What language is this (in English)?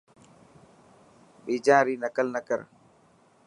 Dhatki